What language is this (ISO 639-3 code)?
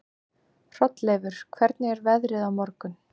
isl